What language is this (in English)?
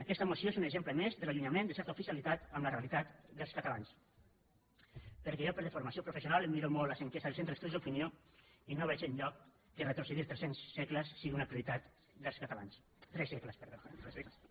Catalan